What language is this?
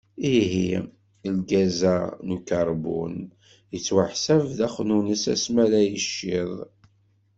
Kabyle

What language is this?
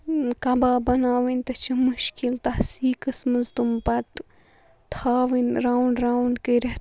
Kashmiri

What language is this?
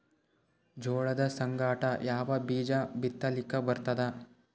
Kannada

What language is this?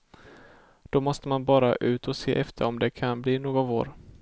Swedish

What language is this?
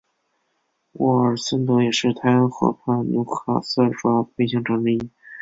Chinese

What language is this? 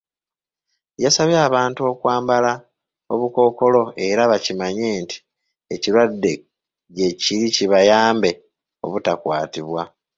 Ganda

